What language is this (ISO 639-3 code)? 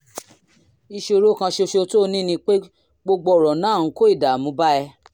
yor